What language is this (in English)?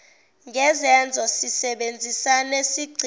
Zulu